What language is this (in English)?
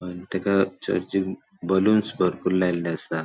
Konkani